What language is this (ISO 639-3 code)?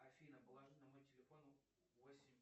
rus